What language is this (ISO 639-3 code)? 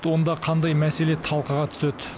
kaz